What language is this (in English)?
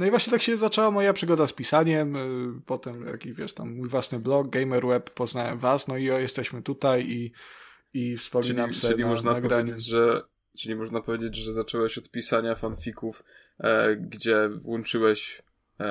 Polish